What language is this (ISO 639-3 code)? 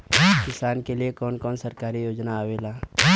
bho